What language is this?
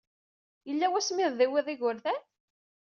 Kabyle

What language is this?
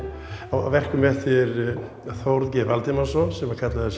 Icelandic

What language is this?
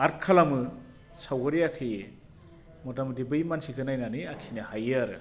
Bodo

